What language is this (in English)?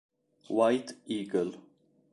Italian